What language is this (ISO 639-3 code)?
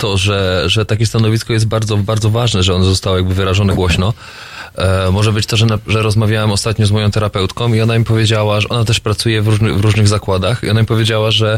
pol